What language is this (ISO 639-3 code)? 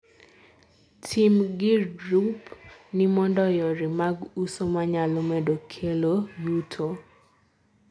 luo